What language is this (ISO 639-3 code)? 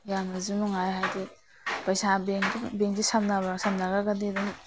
mni